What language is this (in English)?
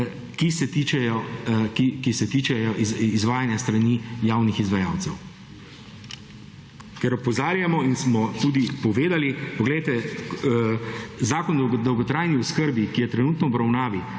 Slovenian